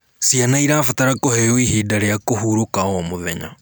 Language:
Kikuyu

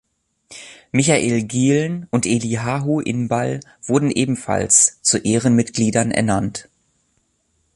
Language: German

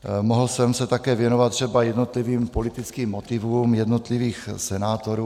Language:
Czech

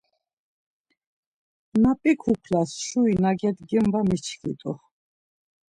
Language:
Laz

